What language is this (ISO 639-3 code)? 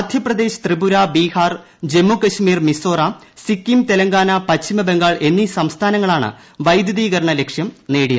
mal